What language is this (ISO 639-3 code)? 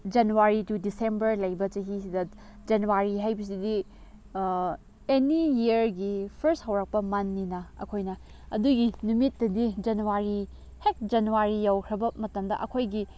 mni